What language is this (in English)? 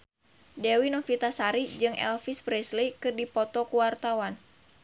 Sundanese